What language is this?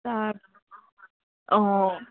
Assamese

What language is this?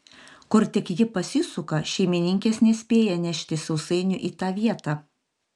Lithuanian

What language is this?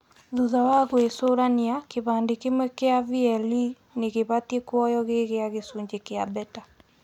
Kikuyu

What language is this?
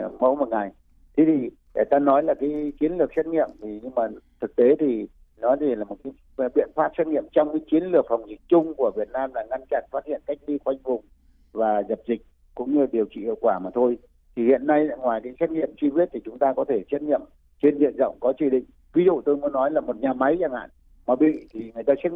Vietnamese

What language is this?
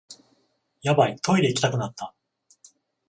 Japanese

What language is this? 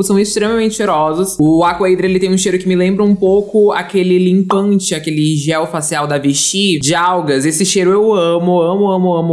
Portuguese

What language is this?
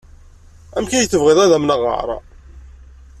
Kabyle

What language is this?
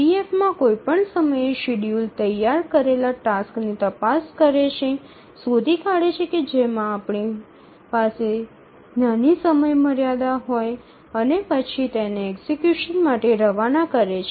Gujarati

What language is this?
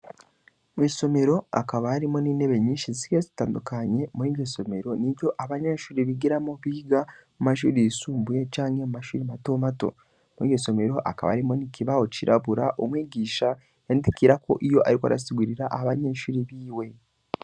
Rundi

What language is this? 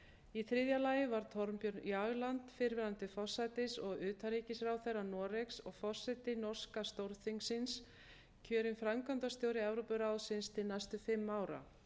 Icelandic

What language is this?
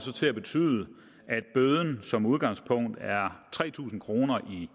Danish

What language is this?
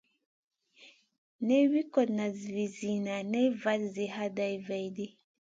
Masana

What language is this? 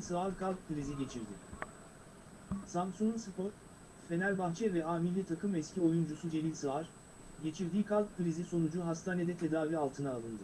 Turkish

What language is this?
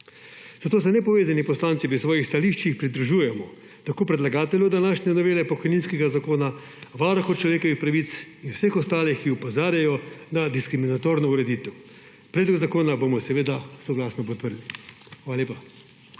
Slovenian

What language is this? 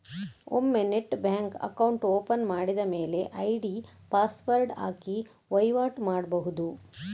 Kannada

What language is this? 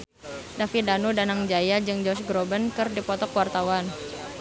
Sundanese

